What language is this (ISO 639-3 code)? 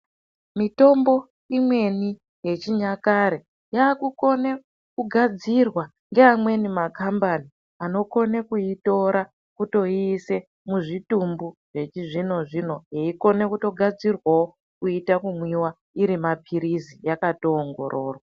ndc